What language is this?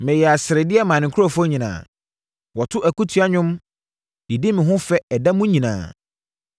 Akan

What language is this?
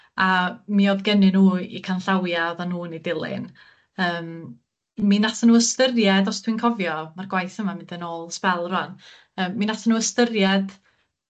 Welsh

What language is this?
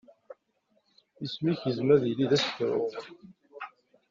Kabyle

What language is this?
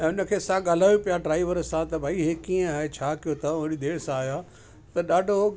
Sindhi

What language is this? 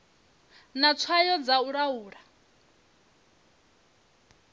Venda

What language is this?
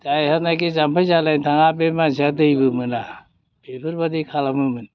Bodo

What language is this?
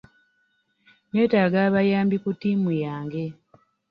Ganda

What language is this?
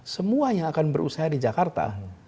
Indonesian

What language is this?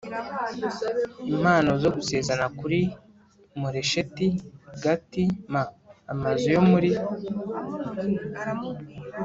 Kinyarwanda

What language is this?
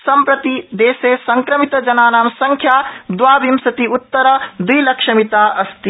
Sanskrit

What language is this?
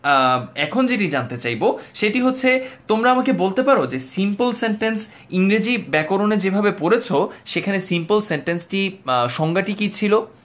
Bangla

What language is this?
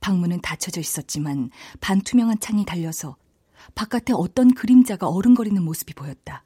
Korean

